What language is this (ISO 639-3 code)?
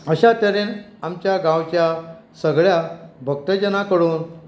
kok